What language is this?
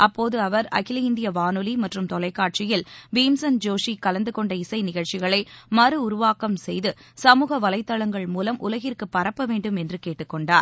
Tamil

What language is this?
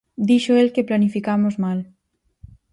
Galician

